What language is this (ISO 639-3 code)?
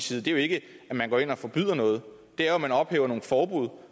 dan